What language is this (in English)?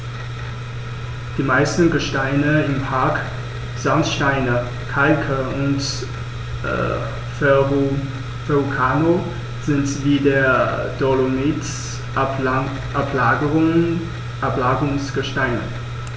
German